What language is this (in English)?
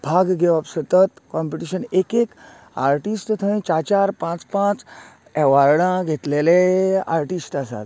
Konkani